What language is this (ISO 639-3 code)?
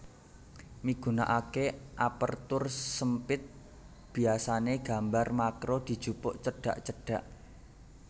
jav